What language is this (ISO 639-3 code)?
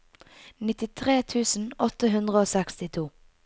nor